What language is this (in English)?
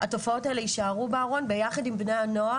Hebrew